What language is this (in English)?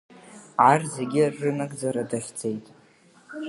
Abkhazian